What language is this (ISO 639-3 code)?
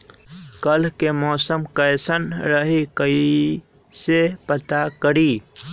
mag